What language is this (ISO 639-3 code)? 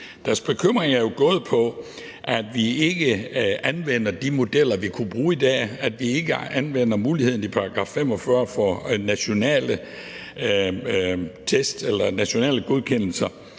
dan